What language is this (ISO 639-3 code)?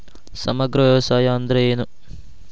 kan